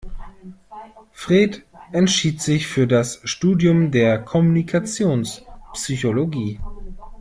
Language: German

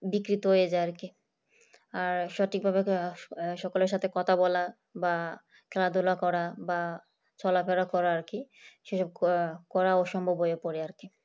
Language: Bangla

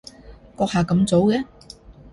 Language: Cantonese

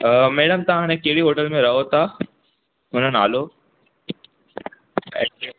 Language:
Sindhi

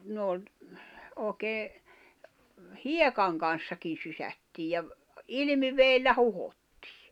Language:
Finnish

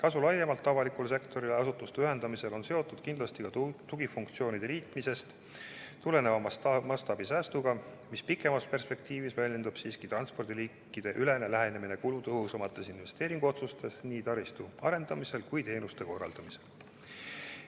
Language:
Estonian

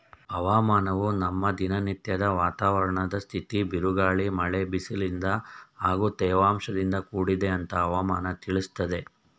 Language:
Kannada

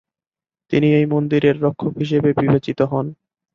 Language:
Bangla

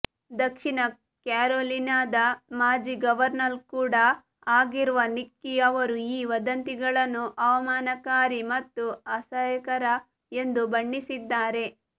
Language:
Kannada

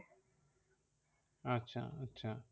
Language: Bangla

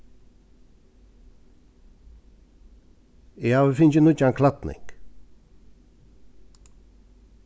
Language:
Faroese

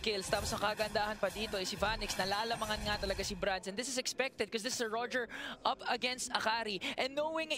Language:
Filipino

